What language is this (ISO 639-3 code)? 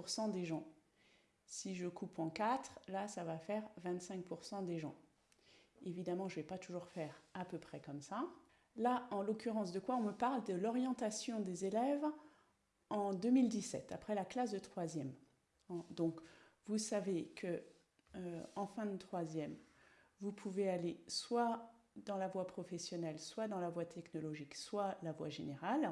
fra